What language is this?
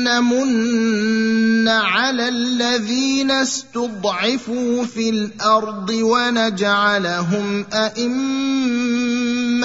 Arabic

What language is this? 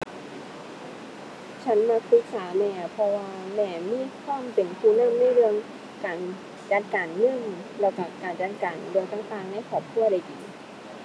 Thai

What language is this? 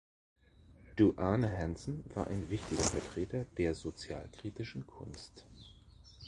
German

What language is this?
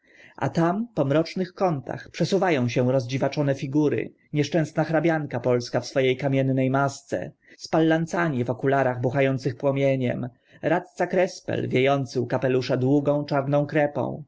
Polish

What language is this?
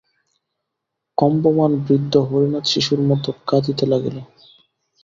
Bangla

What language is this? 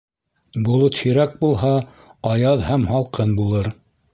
Bashkir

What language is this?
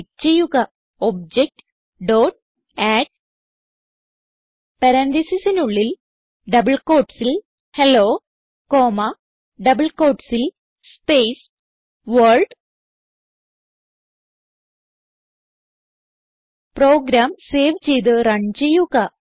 Malayalam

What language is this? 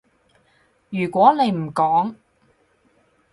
Cantonese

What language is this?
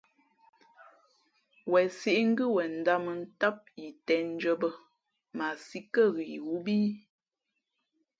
Fe'fe'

